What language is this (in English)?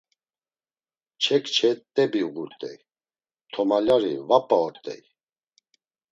Laz